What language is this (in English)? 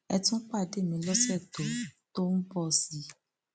Yoruba